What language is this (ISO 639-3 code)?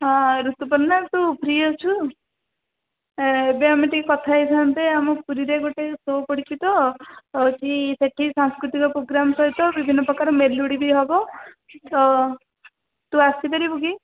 ori